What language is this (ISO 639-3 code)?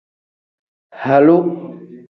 kdh